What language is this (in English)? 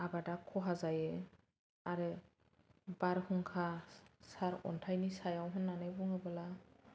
Bodo